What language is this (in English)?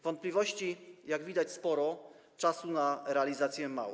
Polish